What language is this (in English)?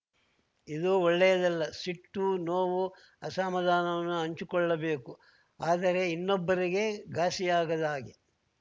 Kannada